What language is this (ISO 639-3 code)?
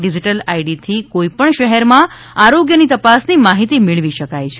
guj